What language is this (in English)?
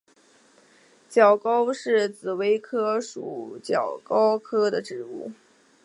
Chinese